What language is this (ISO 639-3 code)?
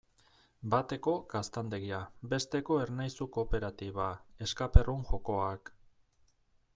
eus